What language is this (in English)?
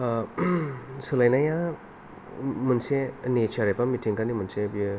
Bodo